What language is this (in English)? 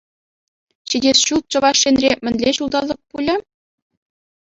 Chuvash